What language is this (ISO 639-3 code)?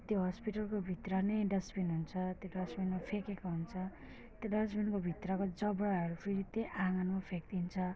nep